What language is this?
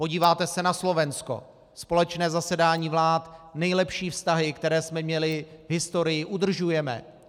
Czech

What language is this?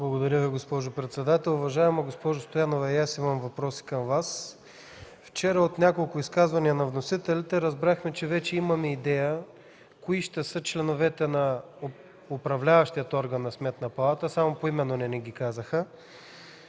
Bulgarian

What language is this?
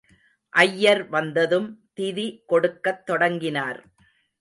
Tamil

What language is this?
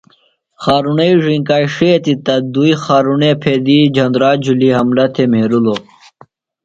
Phalura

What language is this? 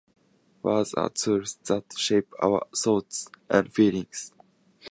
Japanese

